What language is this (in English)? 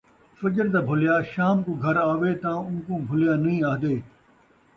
Saraiki